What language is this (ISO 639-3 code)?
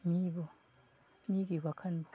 mni